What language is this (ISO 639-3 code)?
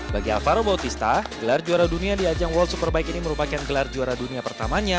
ind